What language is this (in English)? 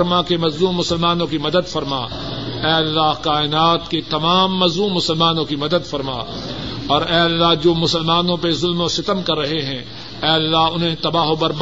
Urdu